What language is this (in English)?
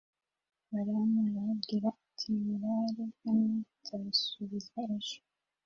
Kinyarwanda